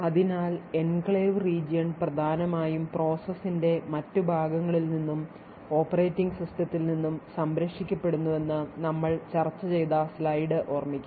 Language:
Malayalam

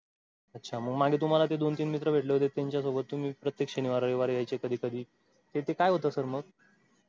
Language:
Marathi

